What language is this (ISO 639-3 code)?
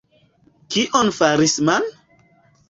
epo